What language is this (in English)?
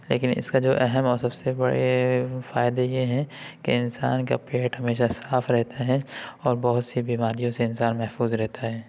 Urdu